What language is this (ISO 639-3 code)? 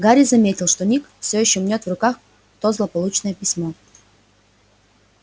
rus